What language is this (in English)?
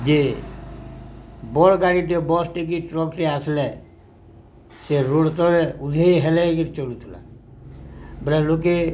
Odia